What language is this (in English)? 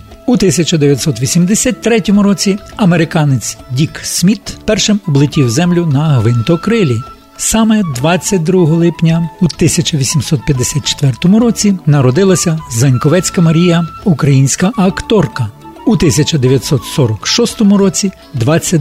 Ukrainian